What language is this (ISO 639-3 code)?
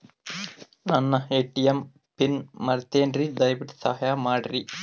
kan